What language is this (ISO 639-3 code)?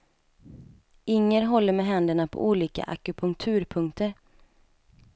swe